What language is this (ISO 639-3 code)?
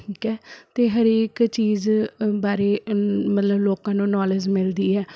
pan